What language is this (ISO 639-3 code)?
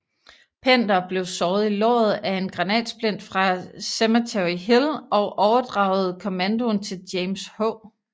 dan